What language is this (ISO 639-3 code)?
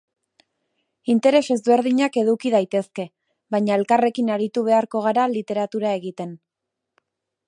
eus